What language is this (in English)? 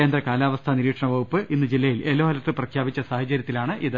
Malayalam